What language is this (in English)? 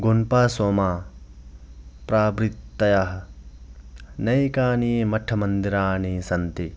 Sanskrit